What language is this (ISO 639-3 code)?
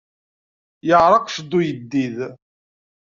kab